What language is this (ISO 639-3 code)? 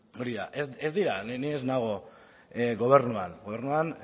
eus